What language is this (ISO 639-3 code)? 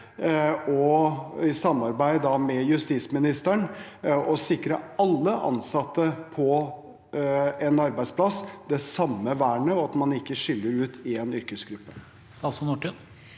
nor